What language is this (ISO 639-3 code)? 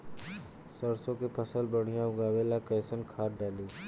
bho